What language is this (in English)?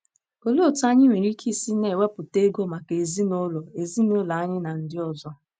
Igbo